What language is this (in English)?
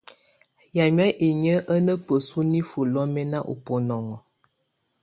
Tunen